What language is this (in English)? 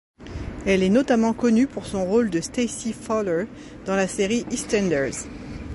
French